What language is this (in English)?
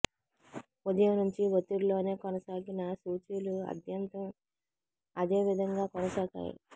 Telugu